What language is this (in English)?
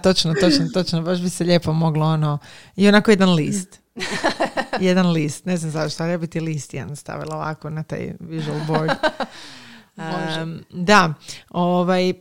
Croatian